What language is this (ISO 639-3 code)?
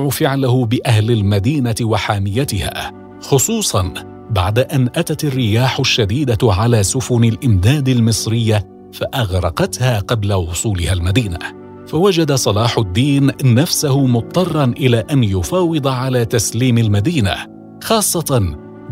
ara